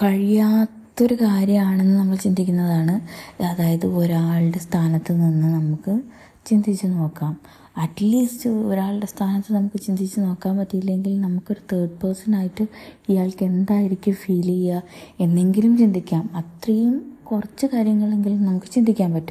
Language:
Malayalam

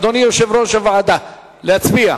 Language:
Hebrew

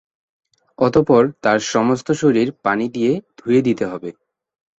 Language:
Bangla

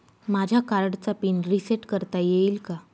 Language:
Marathi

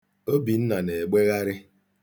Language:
Igbo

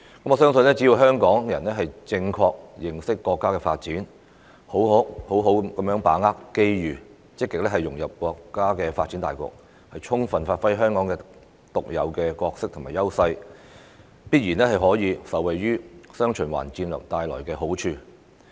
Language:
Cantonese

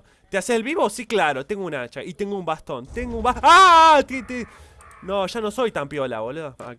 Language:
Spanish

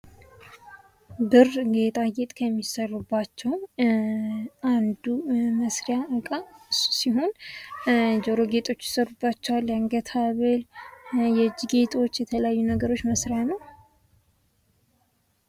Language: Amharic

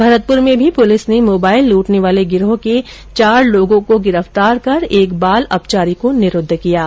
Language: Hindi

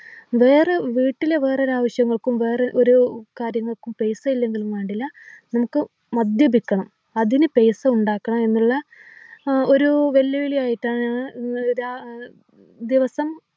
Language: Malayalam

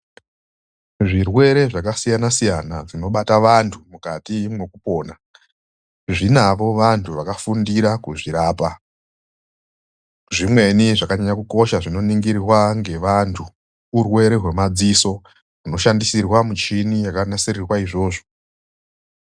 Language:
Ndau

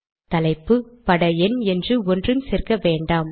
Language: Tamil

